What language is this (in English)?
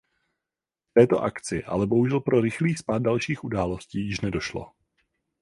Czech